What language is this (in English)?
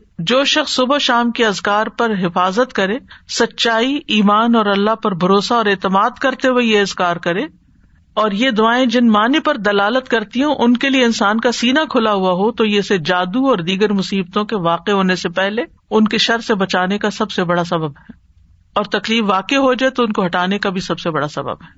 Urdu